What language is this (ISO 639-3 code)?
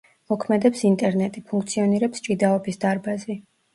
kat